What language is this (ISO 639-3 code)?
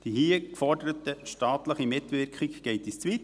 gsw